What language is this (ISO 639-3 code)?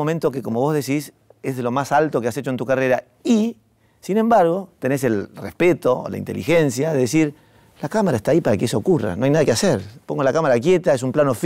spa